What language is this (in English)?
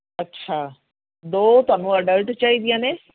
Punjabi